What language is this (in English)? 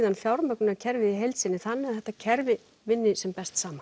Icelandic